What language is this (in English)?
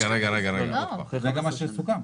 Hebrew